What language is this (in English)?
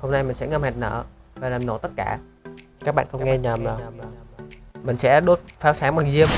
Vietnamese